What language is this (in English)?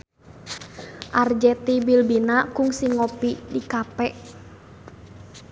Sundanese